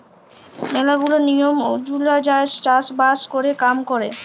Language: Bangla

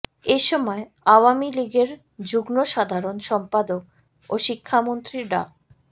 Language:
Bangla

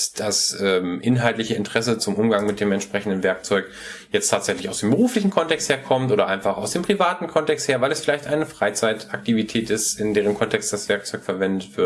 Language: German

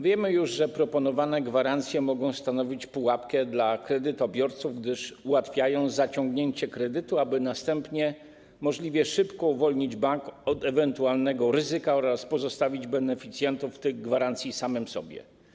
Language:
Polish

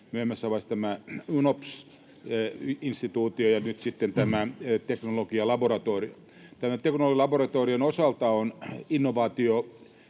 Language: Finnish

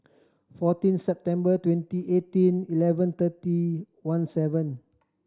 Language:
English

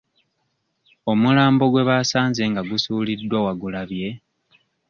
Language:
Ganda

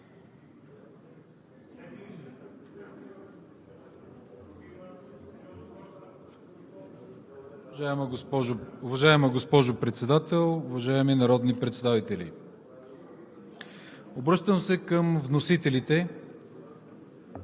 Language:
Bulgarian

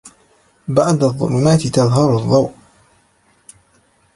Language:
Arabic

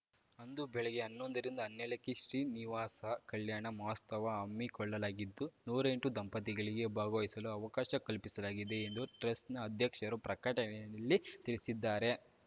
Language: Kannada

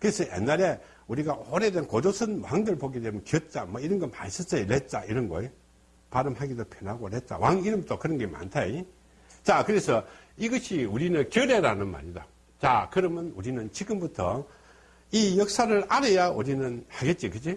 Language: Korean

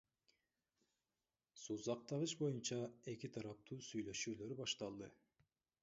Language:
Kyrgyz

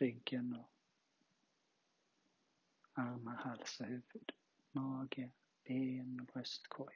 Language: Swedish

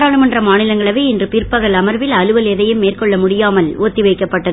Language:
Tamil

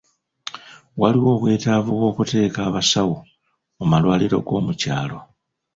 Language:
Ganda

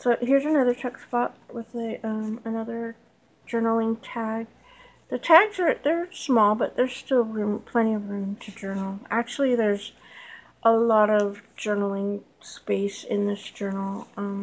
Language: English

